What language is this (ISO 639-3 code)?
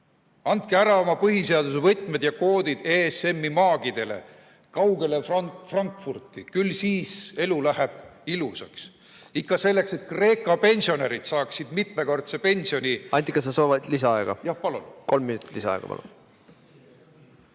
est